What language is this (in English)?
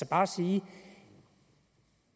Danish